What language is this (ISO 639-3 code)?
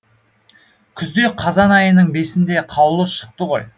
kaz